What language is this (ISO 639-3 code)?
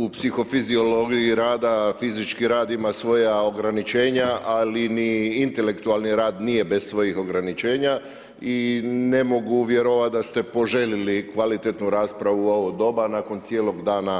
hrv